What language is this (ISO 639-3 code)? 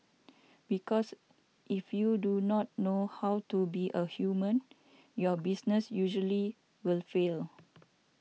eng